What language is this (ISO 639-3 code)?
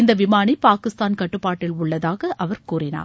tam